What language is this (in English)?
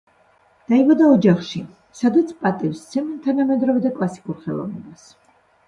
Georgian